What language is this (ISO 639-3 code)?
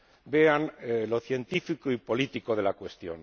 spa